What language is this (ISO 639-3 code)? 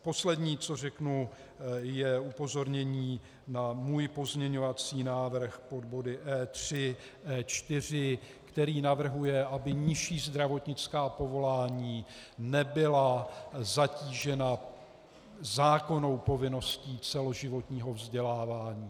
ces